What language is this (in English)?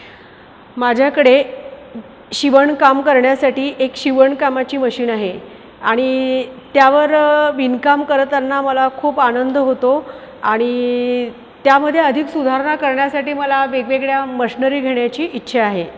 Marathi